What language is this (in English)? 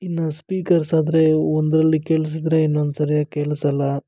Kannada